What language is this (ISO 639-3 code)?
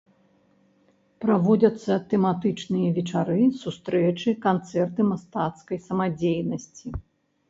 bel